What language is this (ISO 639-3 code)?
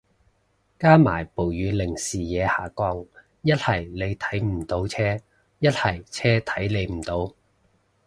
yue